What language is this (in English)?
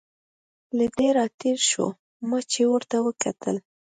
Pashto